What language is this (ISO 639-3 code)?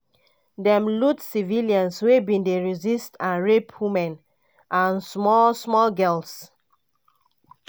pcm